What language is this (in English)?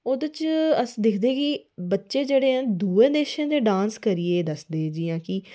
Dogri